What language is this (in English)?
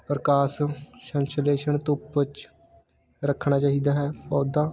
Punjabi